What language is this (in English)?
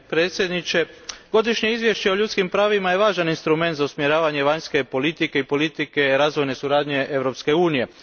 Croatian